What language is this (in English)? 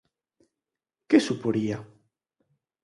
Galician